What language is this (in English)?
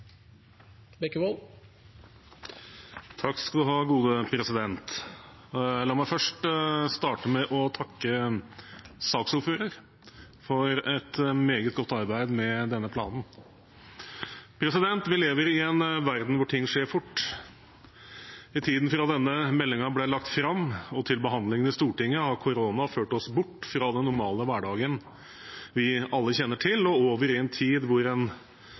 Norwegian Bokmål